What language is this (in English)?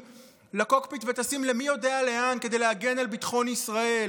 Hebrew